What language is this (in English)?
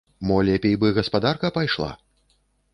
Belarusian